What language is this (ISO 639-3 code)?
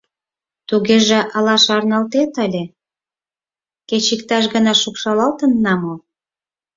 chm